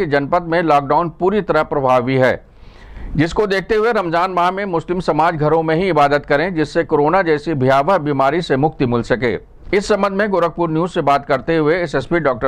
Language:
Hindi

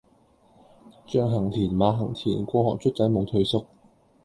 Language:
Cantonese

